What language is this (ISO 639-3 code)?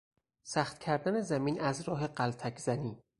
fas